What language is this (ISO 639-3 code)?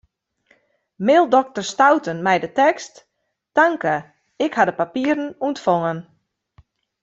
fry